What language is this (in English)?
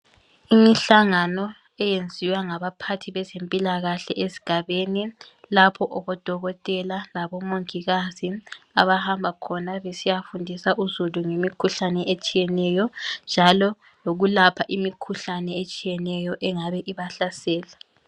North Ndebele